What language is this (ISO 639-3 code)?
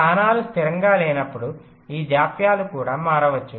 tel